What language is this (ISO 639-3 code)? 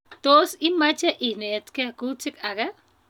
kln